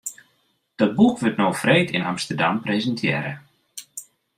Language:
Western Frisian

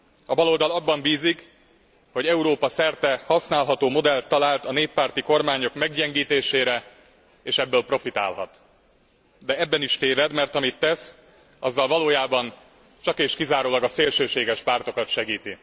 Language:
Hungarian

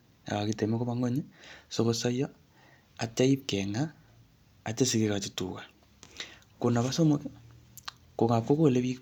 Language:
Kalenjin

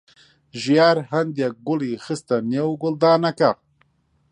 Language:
Central Kurdish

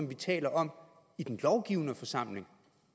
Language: Danish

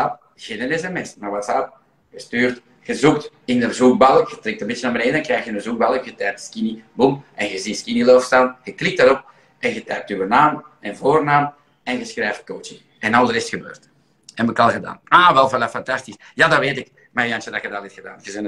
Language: Dutch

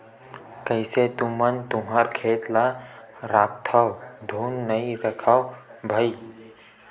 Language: Chhattisgarhi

